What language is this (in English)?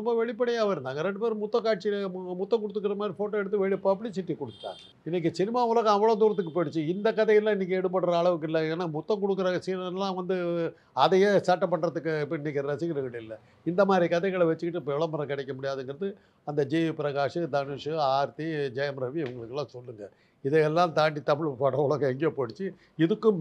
Tamil